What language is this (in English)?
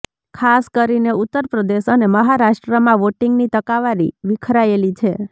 Gujarati